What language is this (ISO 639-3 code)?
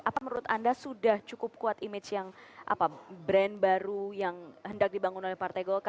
ind